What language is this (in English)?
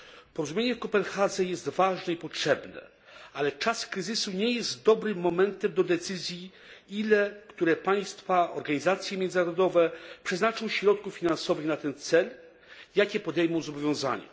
Polish